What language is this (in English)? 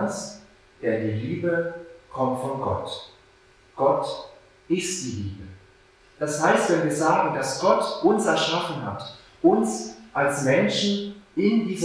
German